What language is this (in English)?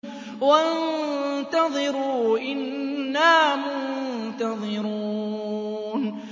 Arabic